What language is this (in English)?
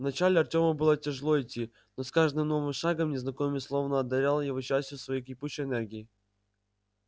Russian